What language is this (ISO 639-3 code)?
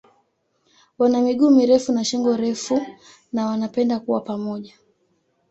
swa